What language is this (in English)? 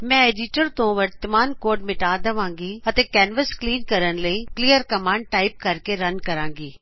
Punjabi